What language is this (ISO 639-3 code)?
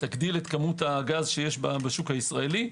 heb